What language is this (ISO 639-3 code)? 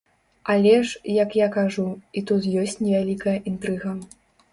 bel